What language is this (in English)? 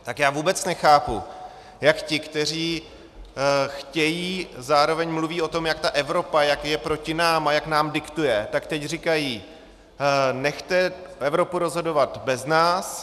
Czech